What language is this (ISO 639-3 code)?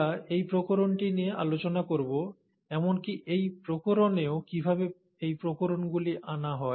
ben